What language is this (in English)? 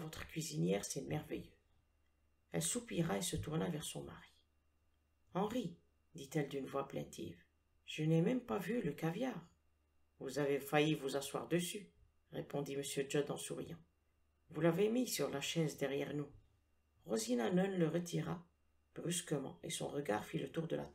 French